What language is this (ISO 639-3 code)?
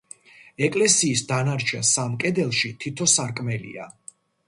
kat